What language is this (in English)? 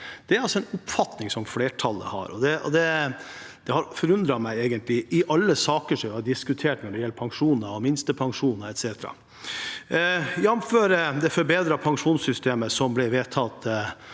Norwegian